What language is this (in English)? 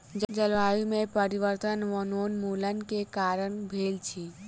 Maithili